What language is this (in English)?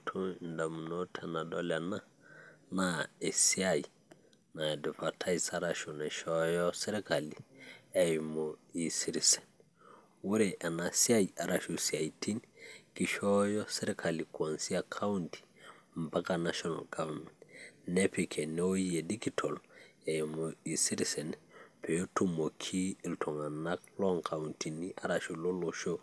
Masai